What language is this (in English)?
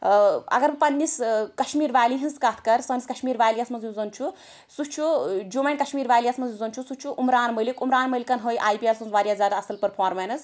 Kashmiri